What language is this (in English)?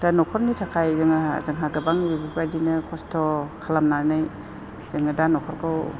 Bodo